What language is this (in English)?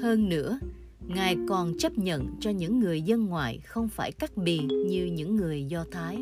Vietnamese